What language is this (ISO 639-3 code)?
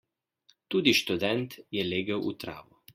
slv